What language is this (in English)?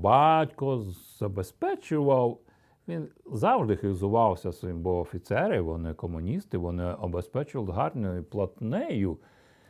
Ukrainian